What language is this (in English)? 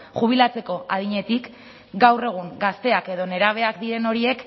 Basque